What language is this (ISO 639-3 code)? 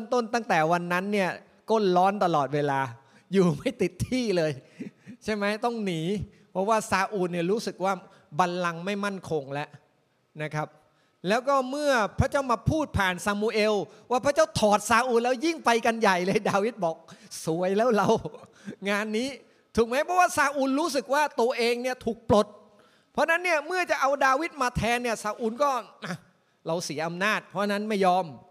tha